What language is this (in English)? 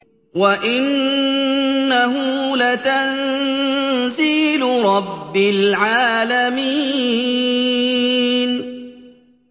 Arabic